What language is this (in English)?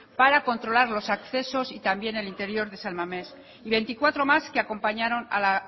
Spanish